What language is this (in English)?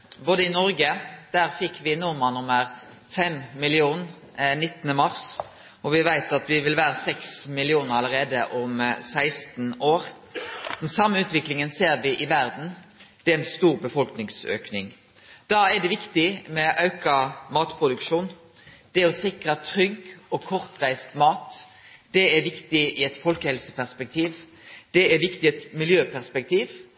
Norwegian Nynorsk